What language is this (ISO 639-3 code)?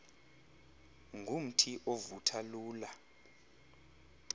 xho